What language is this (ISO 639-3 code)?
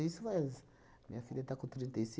por